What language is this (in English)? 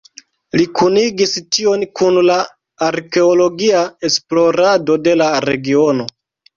Esperanto